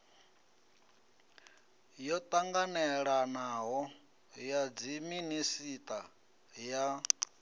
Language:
Venda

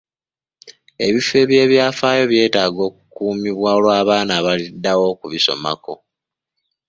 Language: Ganda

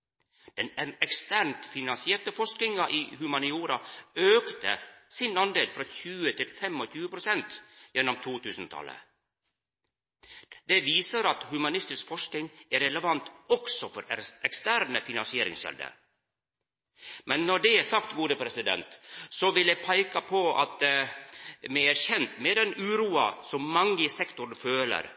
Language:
Norwegian Nynorsk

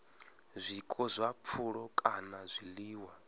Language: Venda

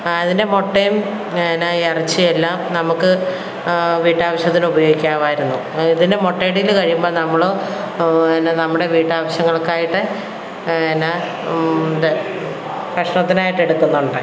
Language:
Malayalam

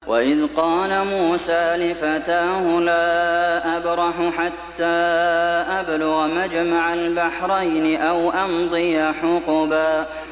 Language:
Arabic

